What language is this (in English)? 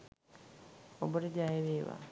Sinhala